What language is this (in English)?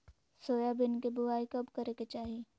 Magahi